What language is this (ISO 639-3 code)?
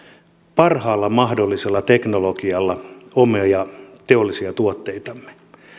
fin